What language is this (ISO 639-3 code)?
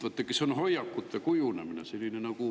est